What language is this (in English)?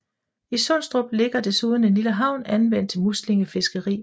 Danish